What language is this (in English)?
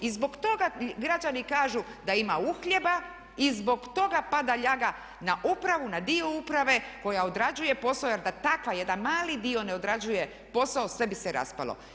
Croatian